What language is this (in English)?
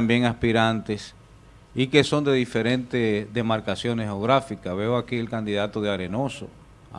Spanish